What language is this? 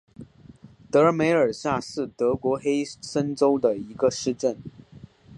Chinese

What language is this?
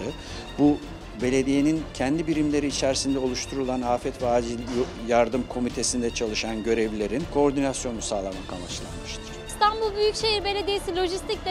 Turkish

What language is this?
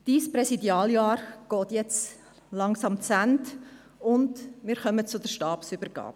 Swiss German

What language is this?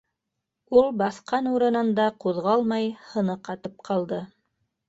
Bashkir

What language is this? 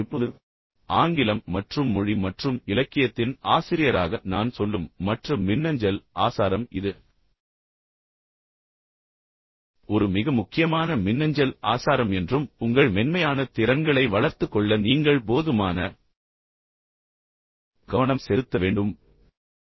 Tamil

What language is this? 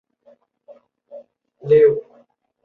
Chinese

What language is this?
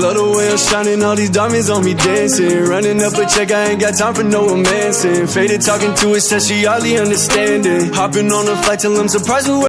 English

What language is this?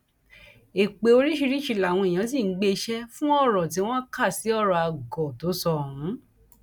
Yoruba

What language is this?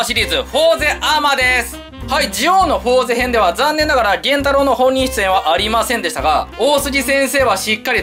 Japanese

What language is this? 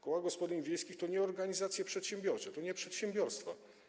Polish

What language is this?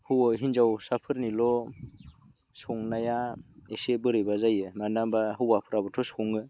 Bodo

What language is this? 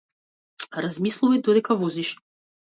Macedonian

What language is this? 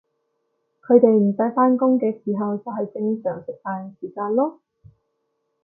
Cantonese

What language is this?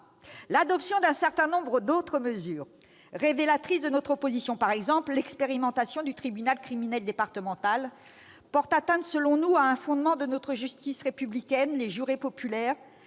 French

